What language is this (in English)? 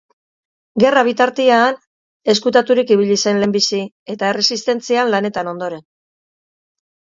Basque